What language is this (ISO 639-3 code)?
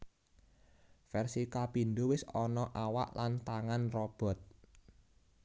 jav